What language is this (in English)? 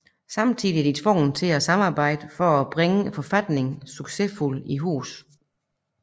Danish